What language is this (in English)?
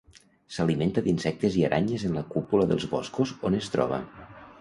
Catalan